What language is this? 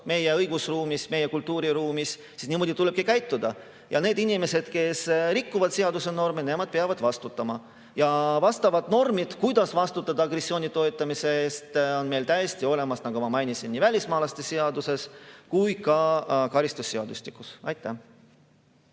Estonian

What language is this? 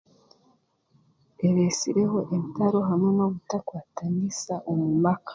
Chiga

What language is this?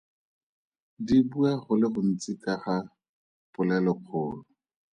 Tswana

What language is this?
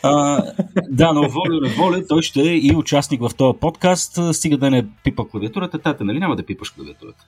Bulgarian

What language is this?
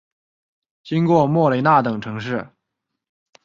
Chinese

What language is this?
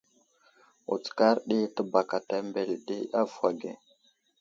Wuzlam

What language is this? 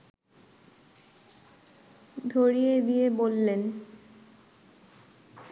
Bangla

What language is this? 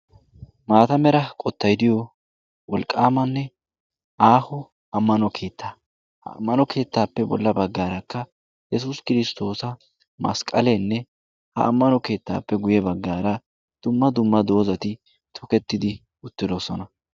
Wolaytta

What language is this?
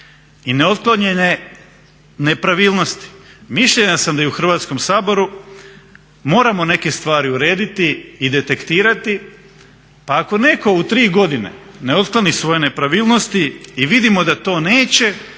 Croatian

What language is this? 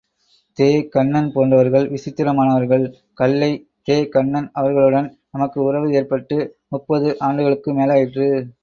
Tamil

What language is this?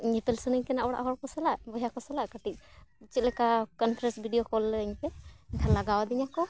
Santali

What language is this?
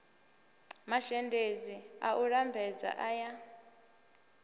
Venda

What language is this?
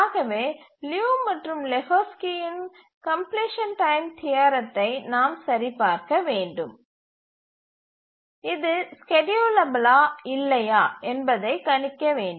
Tamil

